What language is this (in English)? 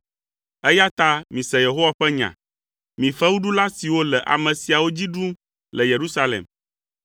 Ewe